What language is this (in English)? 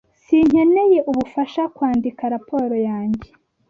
Kinyarwanda